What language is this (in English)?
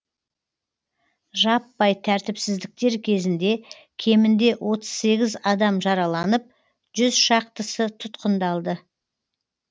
Kazakh